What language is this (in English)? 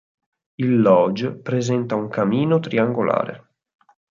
Italian